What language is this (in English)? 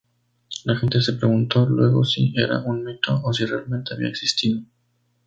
Spanish